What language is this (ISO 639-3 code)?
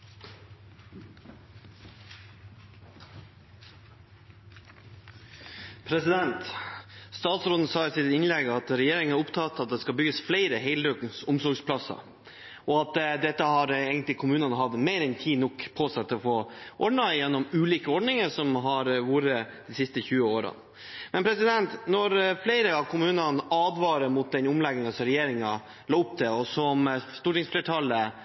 nor